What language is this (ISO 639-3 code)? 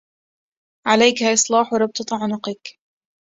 ara